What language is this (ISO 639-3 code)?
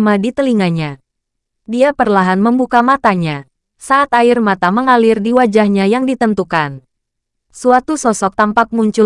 ind